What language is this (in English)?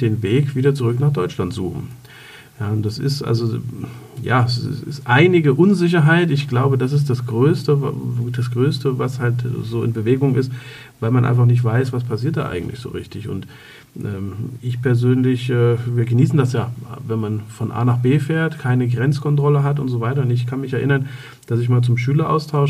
German